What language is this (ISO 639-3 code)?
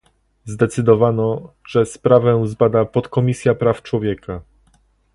pol